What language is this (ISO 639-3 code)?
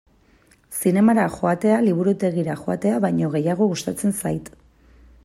eus